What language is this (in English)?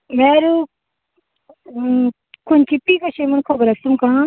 Konkani